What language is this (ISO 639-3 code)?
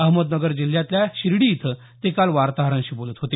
mar